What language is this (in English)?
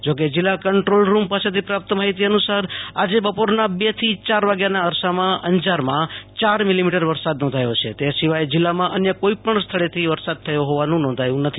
Gujarati